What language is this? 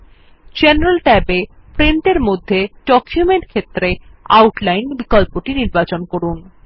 Bangla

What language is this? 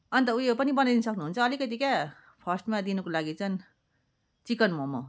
Nepali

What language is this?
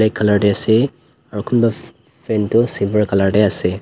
Naga Pidgin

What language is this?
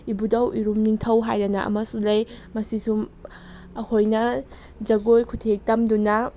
Manipuri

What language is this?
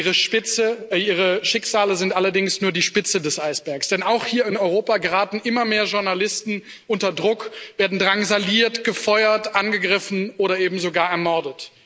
German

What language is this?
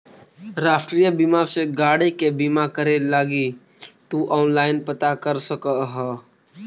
Magahi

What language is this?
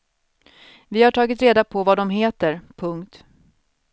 Swedish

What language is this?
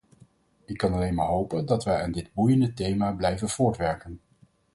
Dutch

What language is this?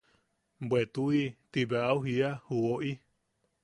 Yaqui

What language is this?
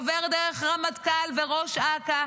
Hebrew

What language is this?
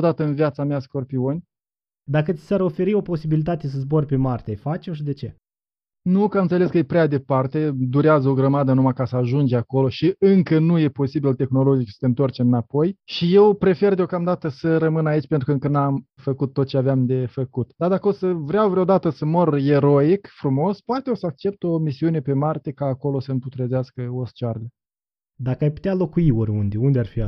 Romanian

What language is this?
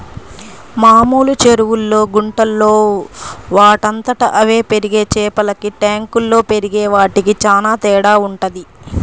Telugu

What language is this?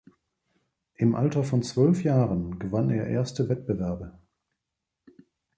German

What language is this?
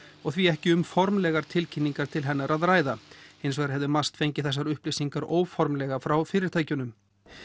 Icelandic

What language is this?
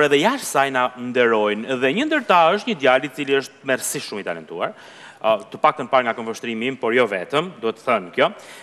Romanian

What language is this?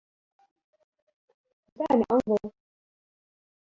Arabic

